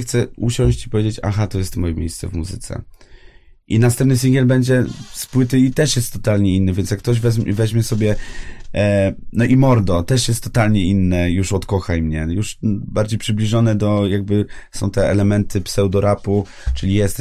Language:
Polish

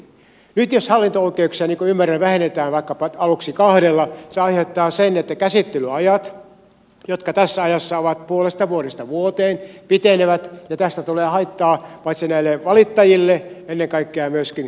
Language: Finnish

